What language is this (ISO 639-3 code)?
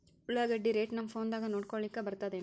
kan